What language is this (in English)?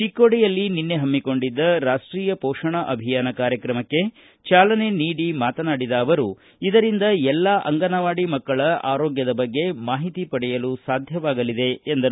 Kannada